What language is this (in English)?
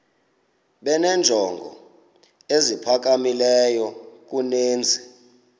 Xhosa